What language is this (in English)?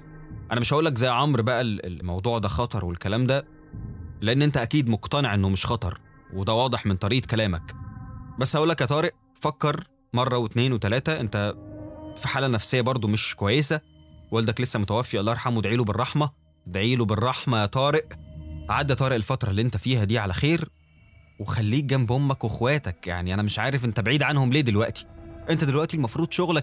Arabic